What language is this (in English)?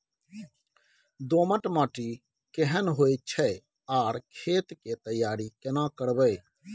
Maithili